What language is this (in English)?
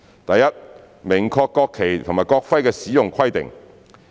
Cantonese